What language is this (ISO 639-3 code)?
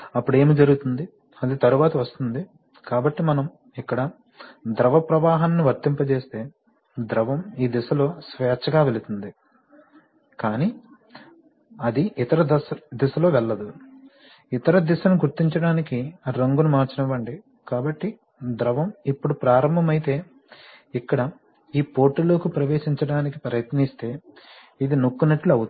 tel